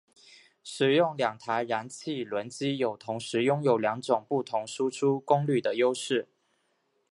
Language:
Chinese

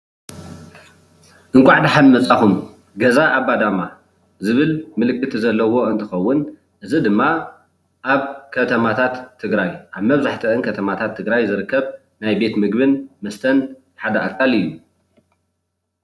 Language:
Tigrinya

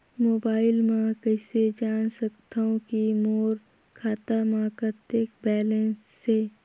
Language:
Chhattisgarhi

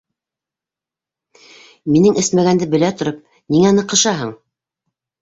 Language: Bashkir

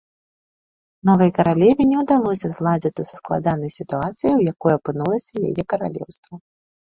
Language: Belarusian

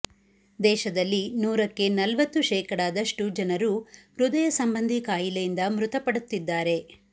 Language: Kannada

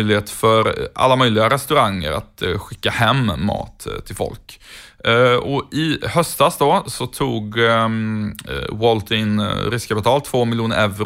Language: Swedish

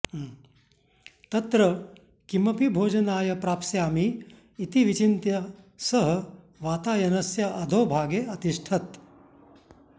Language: Sanskrit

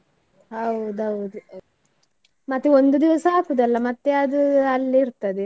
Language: Kannada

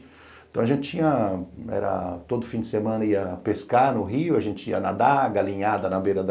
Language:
Portuguese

